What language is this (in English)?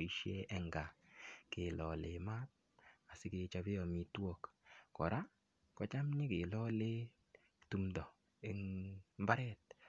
Kalenjin